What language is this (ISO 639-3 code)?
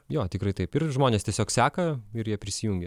lit